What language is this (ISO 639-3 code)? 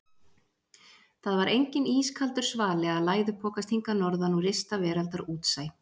isl